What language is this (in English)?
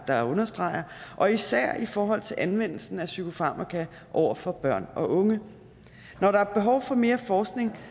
Danish